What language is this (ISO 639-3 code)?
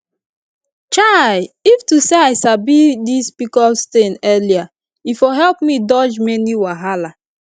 pcm